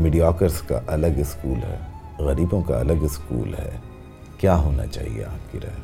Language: Urdu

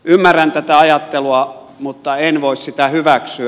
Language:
Finnish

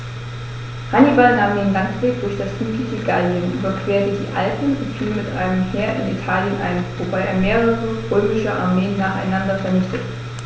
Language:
German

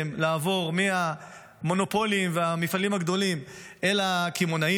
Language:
Hebrew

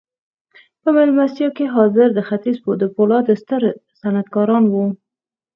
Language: Pashto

